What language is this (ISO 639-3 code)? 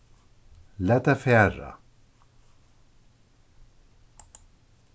fao